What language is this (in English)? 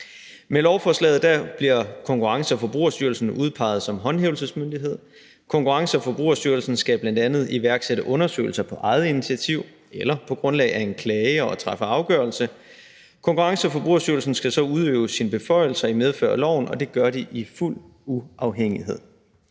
Danish